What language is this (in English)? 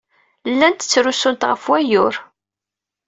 Kabyle